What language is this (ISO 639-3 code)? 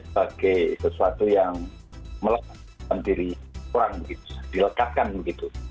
ind